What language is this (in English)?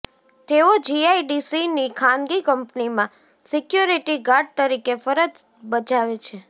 Gujarati